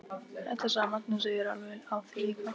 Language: Icelandic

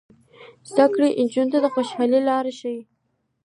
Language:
Pashto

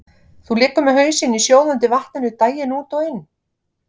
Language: Icelandic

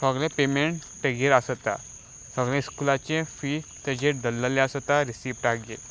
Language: Konkani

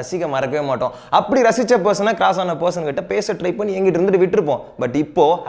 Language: Romanian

